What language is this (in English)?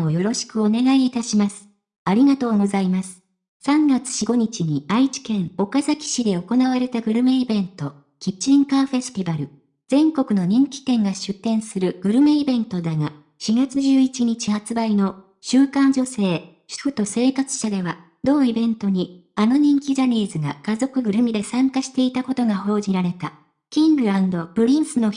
Japanese